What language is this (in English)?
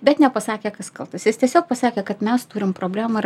Lithuanian